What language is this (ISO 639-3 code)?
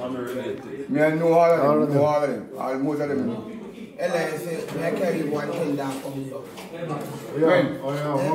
eng